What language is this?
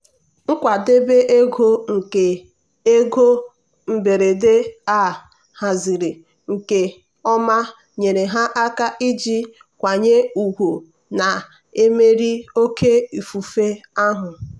Igbo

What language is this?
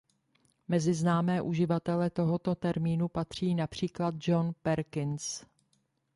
Czech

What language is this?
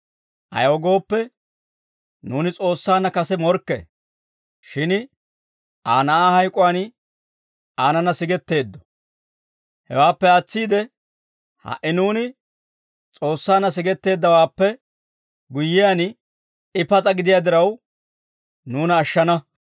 Dawro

